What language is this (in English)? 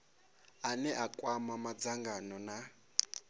Venda